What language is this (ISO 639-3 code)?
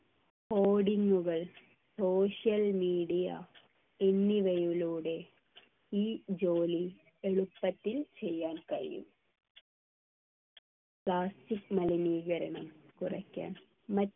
mal